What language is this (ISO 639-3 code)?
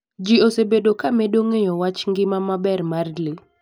luo